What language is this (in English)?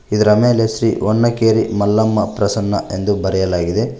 Kannada